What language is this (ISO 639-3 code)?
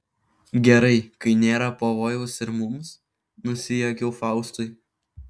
lit